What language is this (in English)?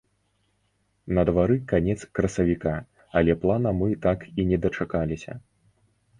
Belarusian